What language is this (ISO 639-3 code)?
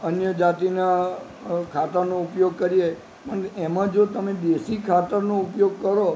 guj